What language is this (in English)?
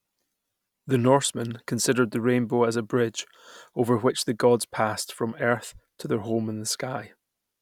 English